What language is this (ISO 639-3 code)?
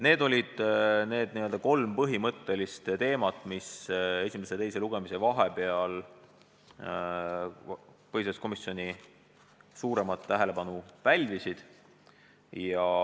est